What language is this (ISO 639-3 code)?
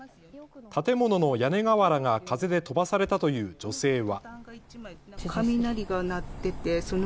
jpn